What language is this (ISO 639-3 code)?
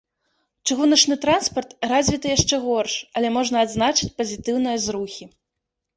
bel